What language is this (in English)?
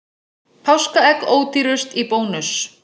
Icelandic